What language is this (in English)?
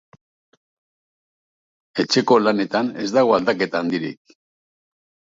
Basque